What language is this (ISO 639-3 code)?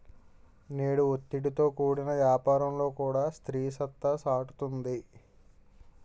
tel